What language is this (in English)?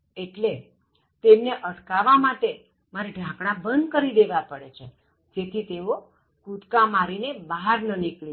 Gujarati